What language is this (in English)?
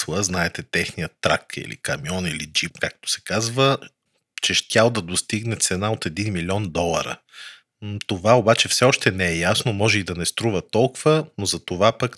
Bulgarian